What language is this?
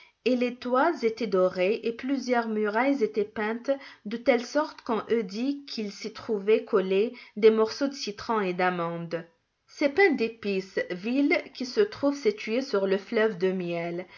French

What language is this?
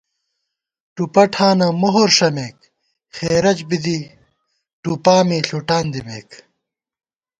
Gawar-Bati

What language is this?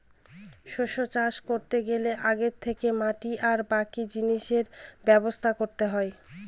Bangla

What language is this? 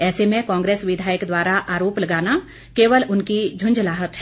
Hindi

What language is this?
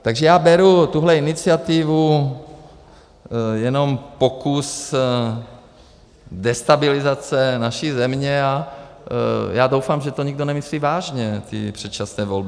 Czech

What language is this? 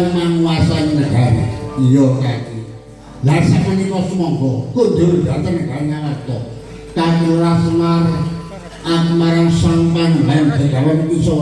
Indonesian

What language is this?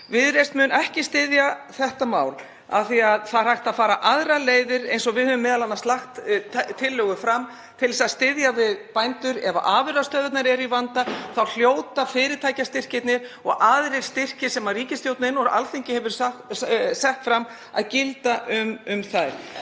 Icelandic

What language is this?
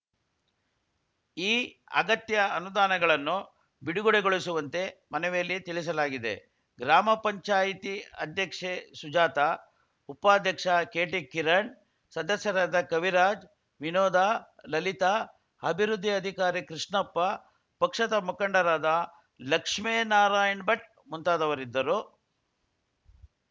Kannada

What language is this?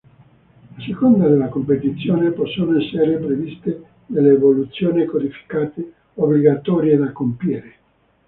Italian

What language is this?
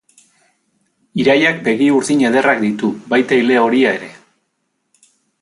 Basque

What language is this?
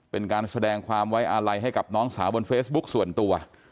Thai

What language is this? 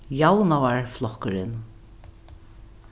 Faroese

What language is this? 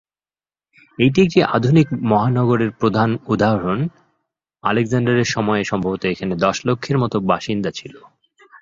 Bangla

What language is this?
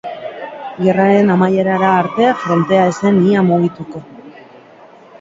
Basque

